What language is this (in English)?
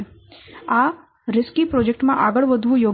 Gujarati